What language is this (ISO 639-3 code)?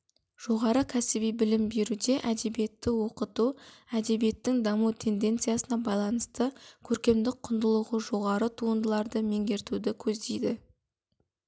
kaz